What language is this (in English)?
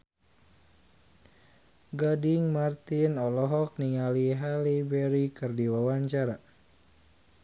Sundanese